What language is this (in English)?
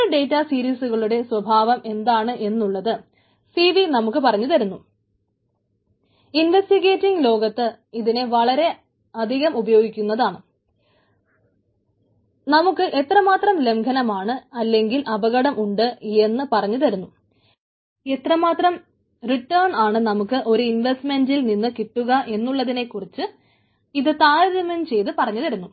Malayalam